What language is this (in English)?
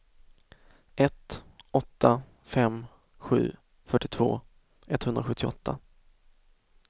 Swedish